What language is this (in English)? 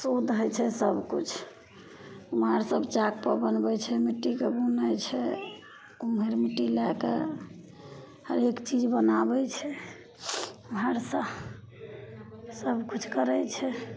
Maithili